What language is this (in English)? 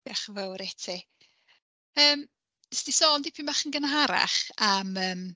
Welsh